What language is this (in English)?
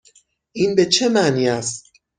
Persian